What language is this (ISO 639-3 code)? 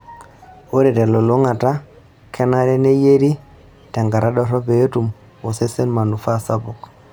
mas